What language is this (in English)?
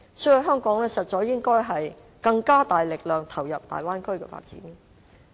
Cantonese